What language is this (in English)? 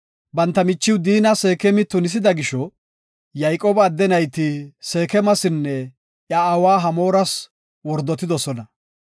Gofa